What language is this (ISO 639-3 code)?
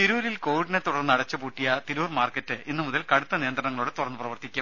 mal